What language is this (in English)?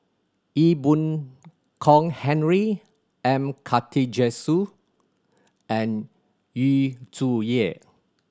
English